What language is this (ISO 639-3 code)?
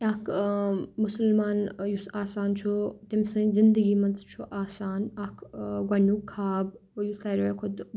kas